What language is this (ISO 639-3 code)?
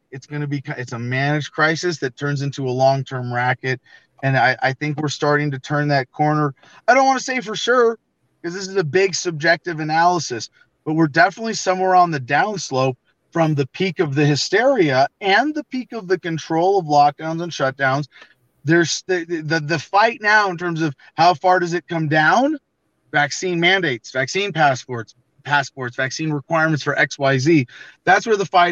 eng